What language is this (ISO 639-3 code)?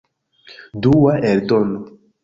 epo